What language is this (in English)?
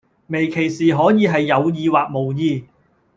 Cantonese